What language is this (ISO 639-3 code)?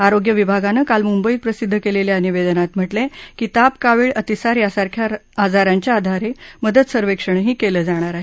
mar